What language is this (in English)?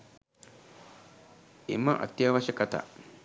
Sinhala